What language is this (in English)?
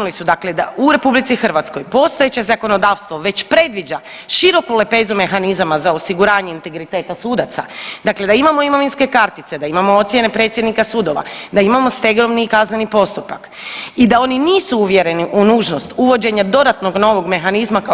Croatian